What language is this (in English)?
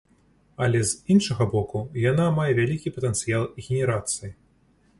Belarusian